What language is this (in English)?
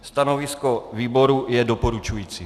Czech